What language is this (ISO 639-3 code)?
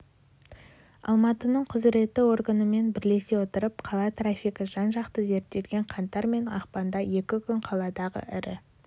kaz